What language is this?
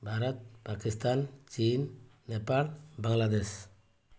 Odia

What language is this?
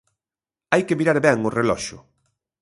Galician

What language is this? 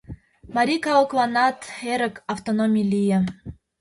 Mari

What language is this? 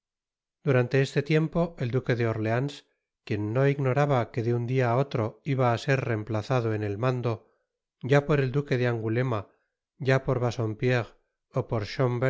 Spanish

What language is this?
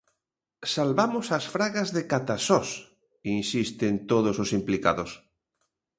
Galician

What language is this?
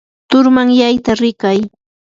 Yanahuanca Pasco Quechua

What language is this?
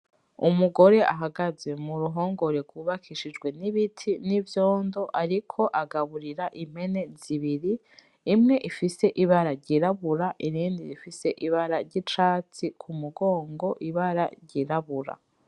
Rundi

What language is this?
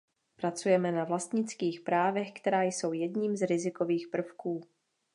Czech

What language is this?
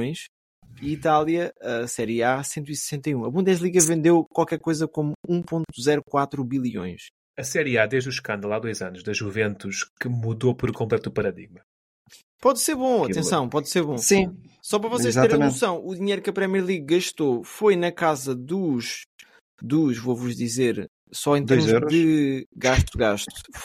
Portuguese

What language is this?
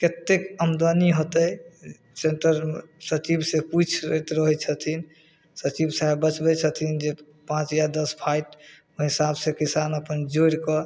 Maithili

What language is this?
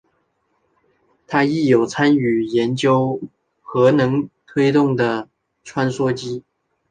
Chinese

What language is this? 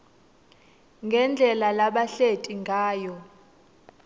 Swati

